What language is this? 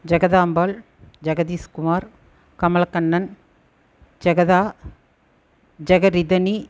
Tamil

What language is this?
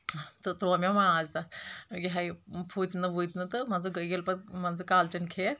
Kashmiri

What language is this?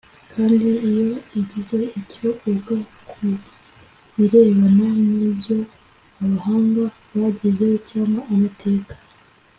Kinyarwanda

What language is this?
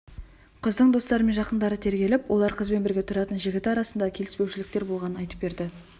Kazakh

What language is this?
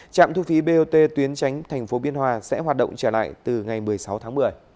Vietnamese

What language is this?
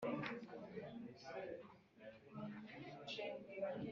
Kinyarwanda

